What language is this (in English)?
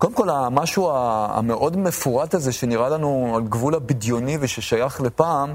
Hebrew